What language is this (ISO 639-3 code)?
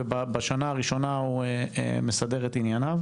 heb